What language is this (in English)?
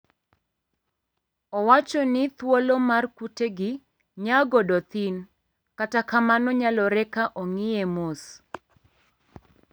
Luo (Kenya and Tanzania)